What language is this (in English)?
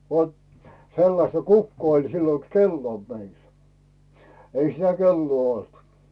Finnish